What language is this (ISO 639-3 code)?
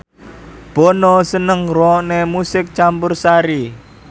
jav